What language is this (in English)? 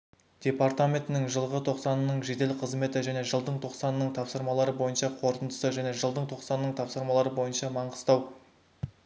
Kazakh